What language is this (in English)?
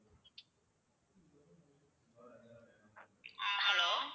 Tamil